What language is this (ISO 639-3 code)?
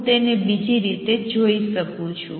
guj